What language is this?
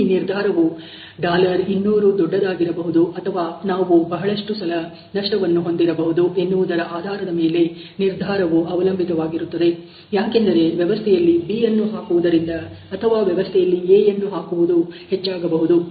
Kannada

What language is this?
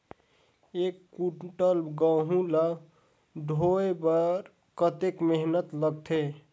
Chhattisgarhi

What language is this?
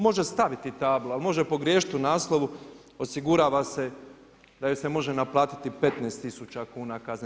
Croatian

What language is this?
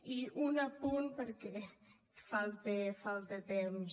Catalan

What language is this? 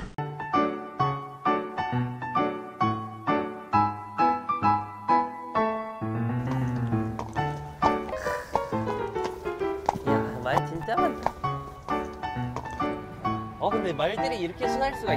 Korean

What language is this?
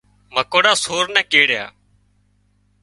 Wadiyara Koli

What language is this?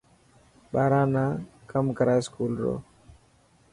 Dhatki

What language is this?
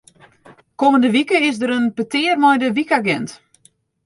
Western Frisian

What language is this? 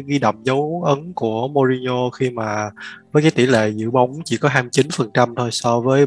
Vietnamese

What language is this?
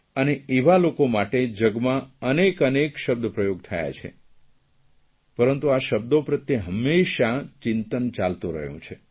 Gujarati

